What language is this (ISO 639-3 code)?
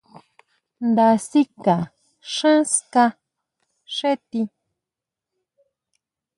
mau